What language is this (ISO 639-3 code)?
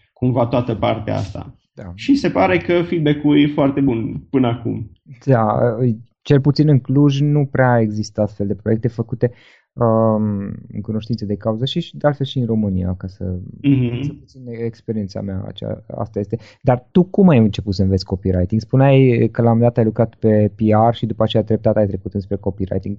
ron